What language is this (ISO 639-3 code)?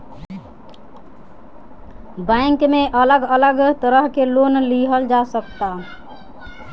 bho